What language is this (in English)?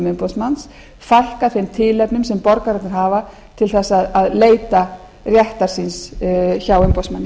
Icelandic